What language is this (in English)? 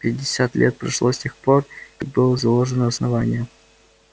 Russian